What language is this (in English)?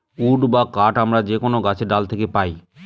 Bangla